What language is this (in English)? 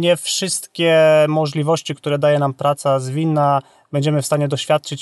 Polish